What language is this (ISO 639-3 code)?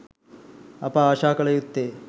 sin